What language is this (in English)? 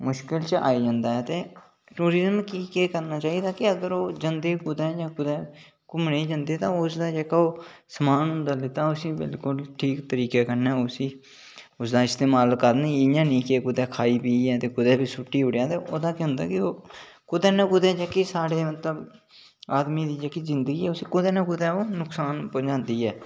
Dogri